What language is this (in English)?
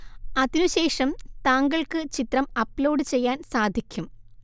Malayalam